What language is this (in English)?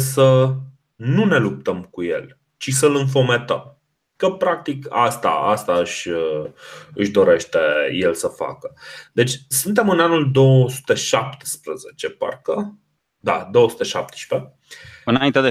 Romanian